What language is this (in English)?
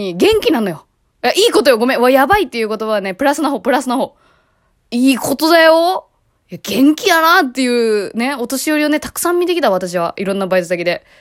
Japanese